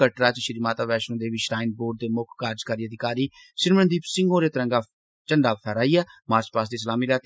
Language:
Dogri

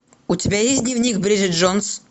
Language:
Russian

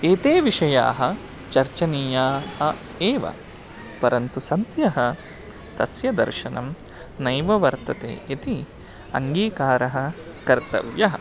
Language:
Sanskrit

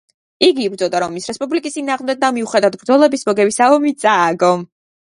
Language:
Georgian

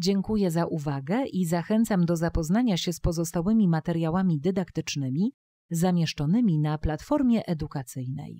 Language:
Polish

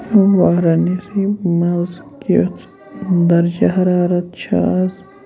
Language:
Kashmiri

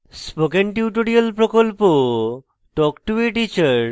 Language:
Bangla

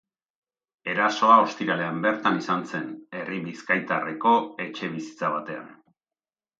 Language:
Basque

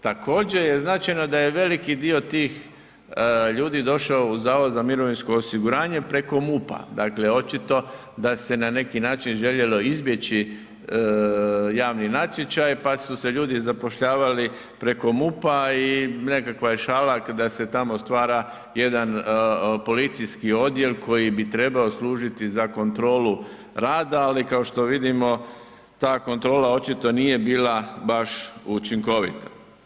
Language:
Croatian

